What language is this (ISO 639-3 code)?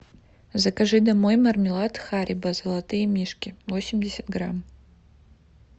rus